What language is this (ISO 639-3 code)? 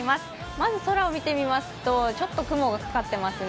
jpn